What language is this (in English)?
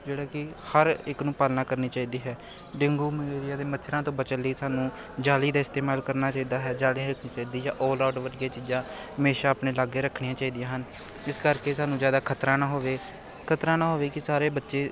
Punjabi